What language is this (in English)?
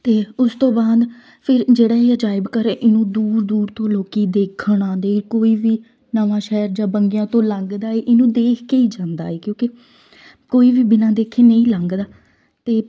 Punjabi